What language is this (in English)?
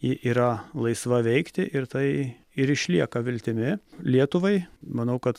Lithuanian